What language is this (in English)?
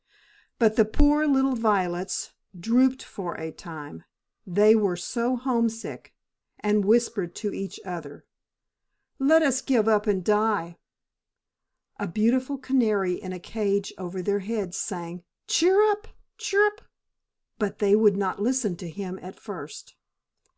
English